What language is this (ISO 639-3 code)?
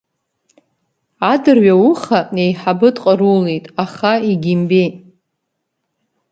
abk